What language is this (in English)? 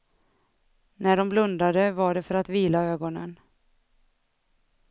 Swedish